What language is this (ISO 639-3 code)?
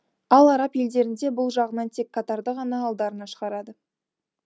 kaz